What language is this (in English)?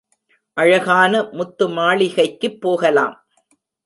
Tamil